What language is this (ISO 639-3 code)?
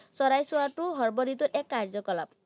asm